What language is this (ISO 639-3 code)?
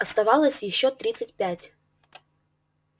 rus